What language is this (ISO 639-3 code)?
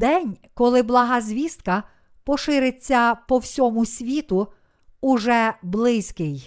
ukr